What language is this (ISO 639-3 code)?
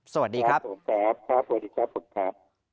tha